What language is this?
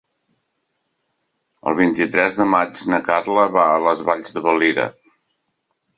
Catalan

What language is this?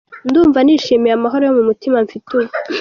Kinyarwanda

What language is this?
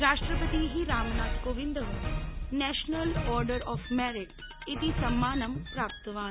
Sanskrit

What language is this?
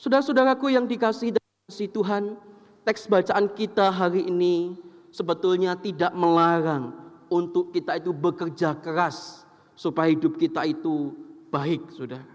Indonesian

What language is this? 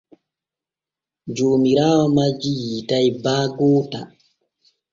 Borgu Fulfulde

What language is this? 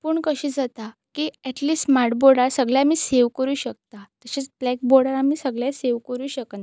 Konkani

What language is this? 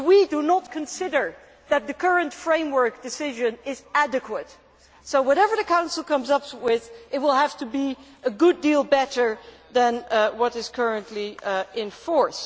English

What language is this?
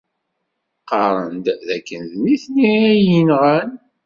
Kabyle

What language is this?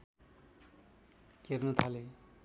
Nepali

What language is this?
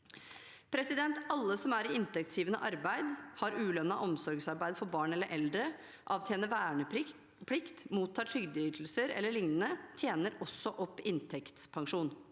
Norwegian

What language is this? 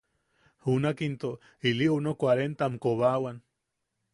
Yaqui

